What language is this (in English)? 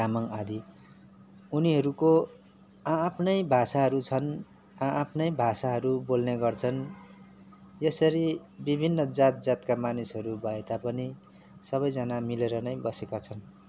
Nepali